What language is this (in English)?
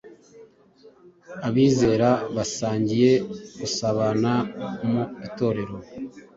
Kinyarwanda